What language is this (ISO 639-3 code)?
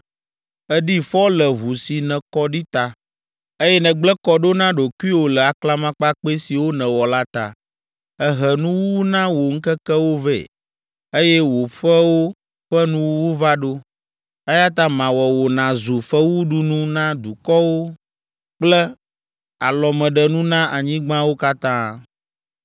ewe